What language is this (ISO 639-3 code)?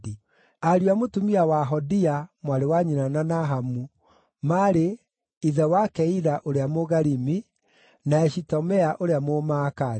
kik